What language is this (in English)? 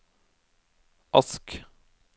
Norwegian